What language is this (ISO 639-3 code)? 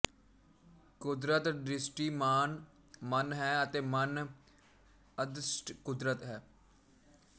pan